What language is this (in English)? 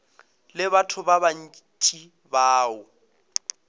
Northern Sotho